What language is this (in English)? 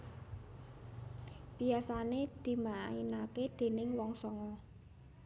Javanese